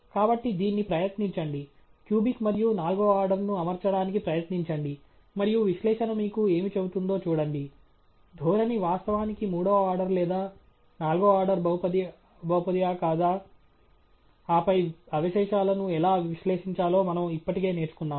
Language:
Telugu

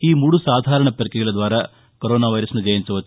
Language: Telugu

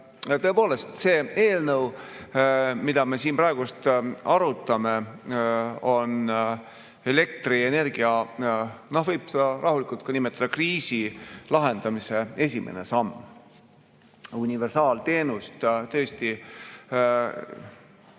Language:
Estonian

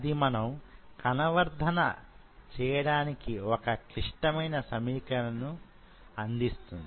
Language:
Telugu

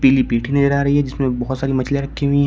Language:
Hindi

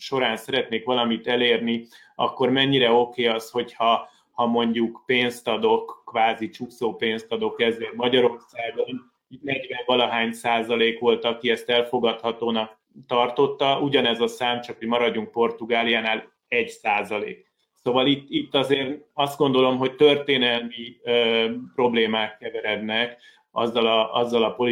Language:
Hungarian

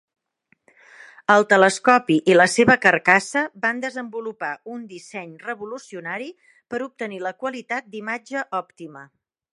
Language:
Catalan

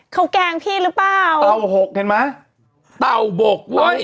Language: Thai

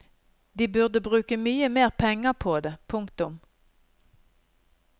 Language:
Norwegian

